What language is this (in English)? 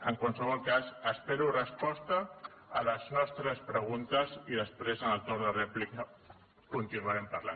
Catalan